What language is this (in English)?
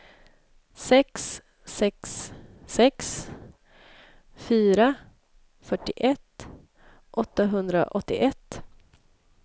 Swedish